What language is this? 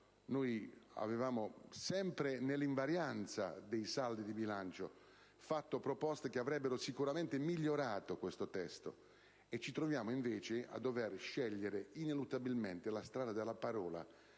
Italian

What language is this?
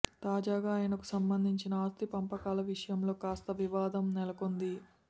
Telugu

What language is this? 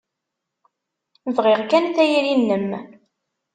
Kabyle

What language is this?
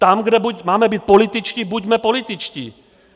Czech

